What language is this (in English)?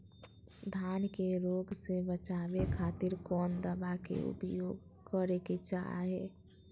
Magahi